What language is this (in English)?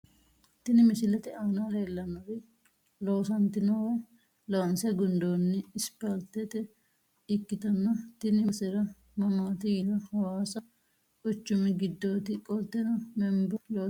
Sidamo